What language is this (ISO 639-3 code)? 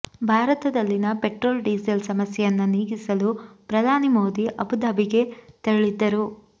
kan